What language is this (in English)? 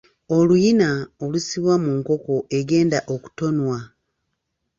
Ganda